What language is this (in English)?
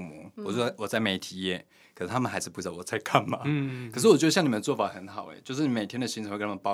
Chinese